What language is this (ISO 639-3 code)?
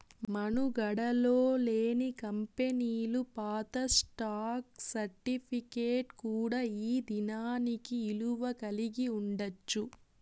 tel